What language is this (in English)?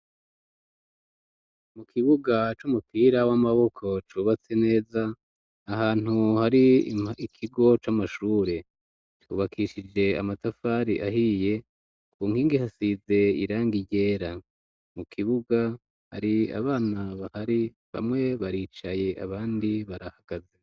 Rundi